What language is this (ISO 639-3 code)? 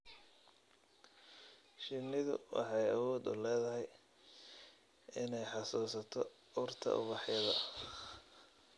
som